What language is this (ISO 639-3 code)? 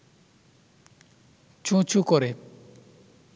ben